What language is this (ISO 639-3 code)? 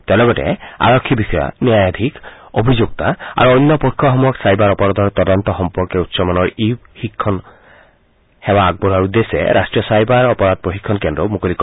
asm